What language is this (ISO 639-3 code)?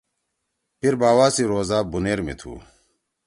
trw